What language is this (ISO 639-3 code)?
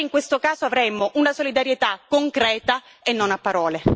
ita